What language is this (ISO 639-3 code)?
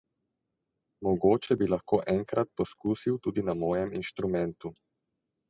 slv